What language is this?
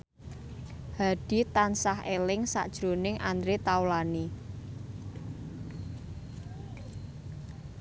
Javanese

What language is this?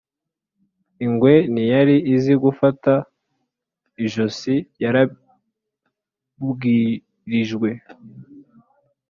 Kinyarwanda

